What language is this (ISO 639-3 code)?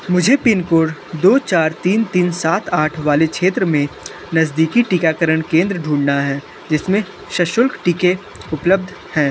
hin